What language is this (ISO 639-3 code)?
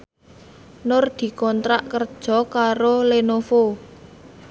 jav